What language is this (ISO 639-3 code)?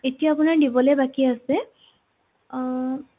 asm